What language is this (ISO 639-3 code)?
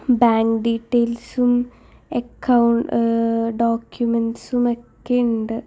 mal